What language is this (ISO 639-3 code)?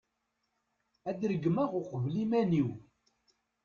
kab